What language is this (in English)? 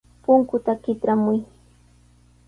Sihuas Ancash Quechua